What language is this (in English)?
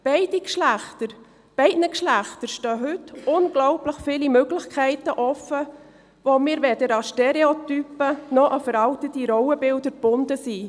Swiss German